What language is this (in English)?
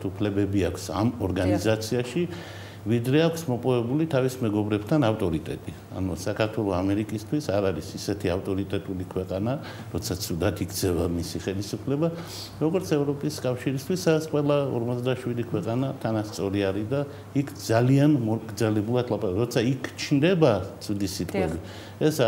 Romanian